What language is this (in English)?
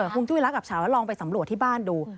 Thai